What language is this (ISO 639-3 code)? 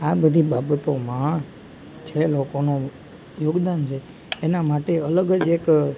guj